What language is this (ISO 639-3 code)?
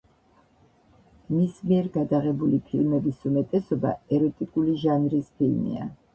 kat